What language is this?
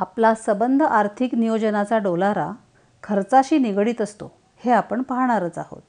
Marathi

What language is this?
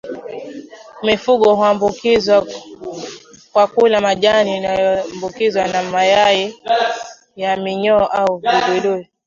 Swahili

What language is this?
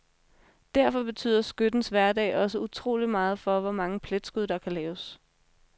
Danish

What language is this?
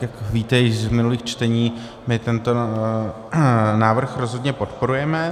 Czech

